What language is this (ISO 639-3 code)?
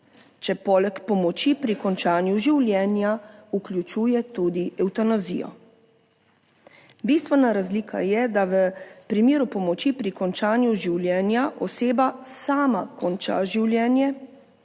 slv